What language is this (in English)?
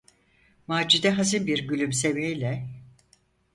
Turkish